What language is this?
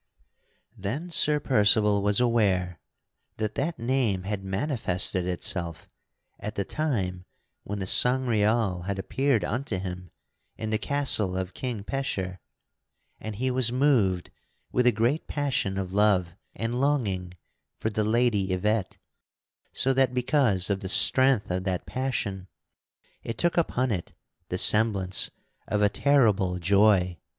English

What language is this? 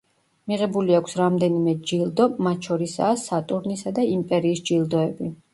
Georgian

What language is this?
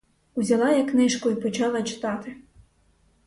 Ukrainian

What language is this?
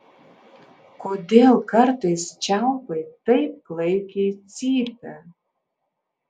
Lithuanian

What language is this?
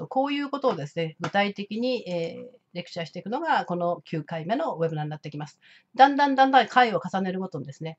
Japanese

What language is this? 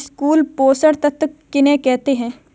Hindi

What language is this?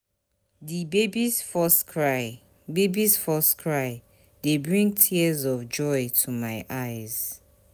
Nigerian Pidgin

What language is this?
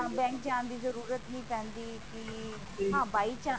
Punjabi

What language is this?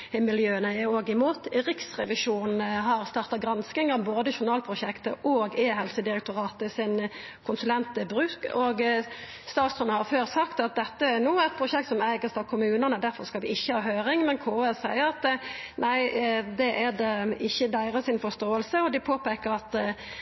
Norwegian Nynorsk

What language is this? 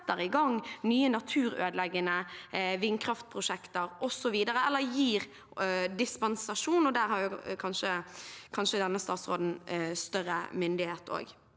Norwegian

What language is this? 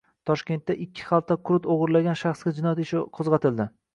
Uzbek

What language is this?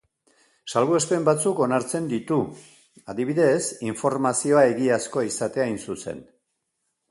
Basque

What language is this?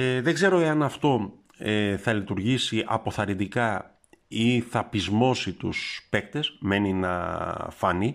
Greek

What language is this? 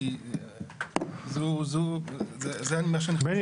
Hebrew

